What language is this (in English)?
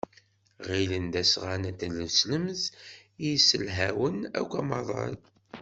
Kabyle